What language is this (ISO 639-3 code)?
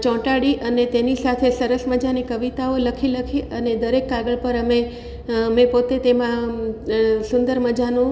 guj